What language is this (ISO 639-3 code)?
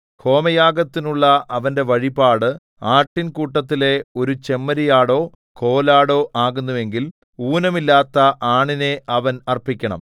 mal